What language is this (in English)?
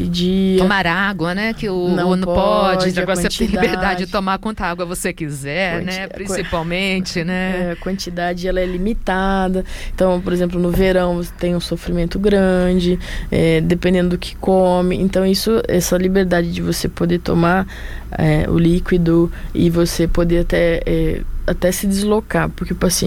Portuguese